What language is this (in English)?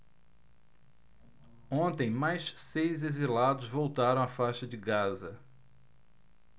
Portuguese